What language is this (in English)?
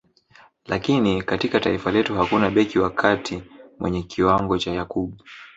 Swahili